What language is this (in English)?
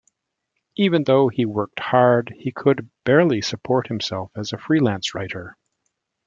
English